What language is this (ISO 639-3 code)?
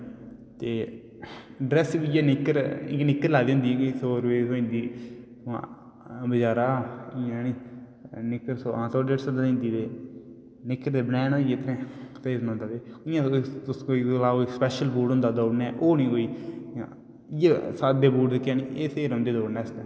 doi